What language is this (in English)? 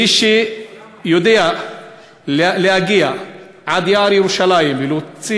Hebrew